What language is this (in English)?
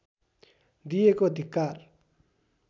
Nepali